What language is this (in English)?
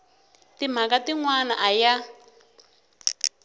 Tsonga